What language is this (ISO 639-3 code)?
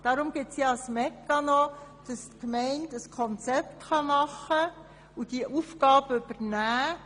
gsw